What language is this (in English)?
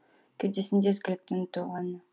Kazakh